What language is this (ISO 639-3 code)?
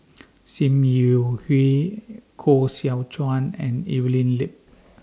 eng